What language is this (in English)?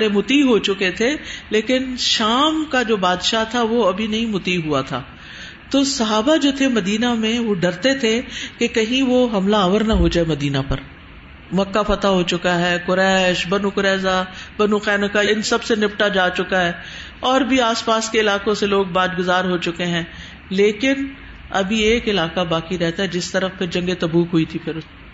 Urdu